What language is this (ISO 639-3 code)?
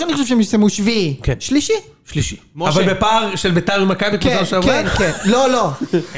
heb